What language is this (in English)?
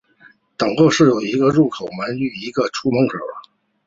Chinese